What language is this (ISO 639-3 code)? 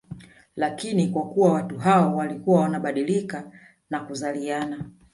swa